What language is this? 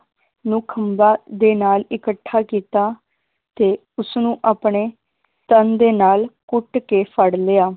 Punjabi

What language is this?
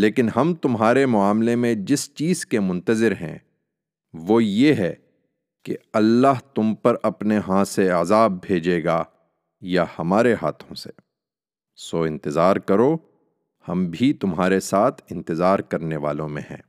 Urdu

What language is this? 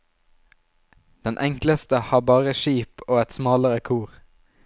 Norwegian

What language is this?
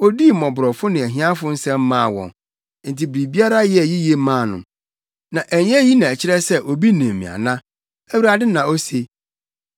Akan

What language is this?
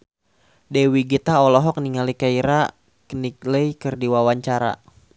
Sundanese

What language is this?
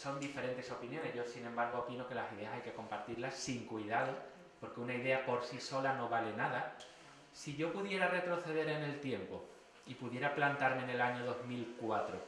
Spanish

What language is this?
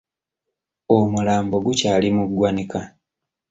Ganda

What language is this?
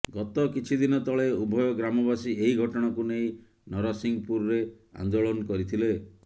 Odia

